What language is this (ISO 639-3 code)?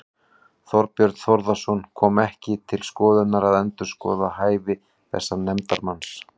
isl